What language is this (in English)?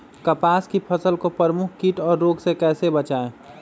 Magahi